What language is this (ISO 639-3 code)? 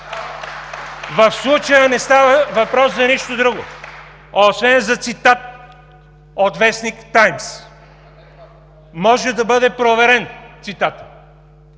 bul